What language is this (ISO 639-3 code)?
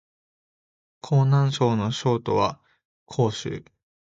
jpn